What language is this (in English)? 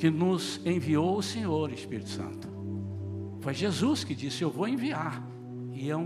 Portuguese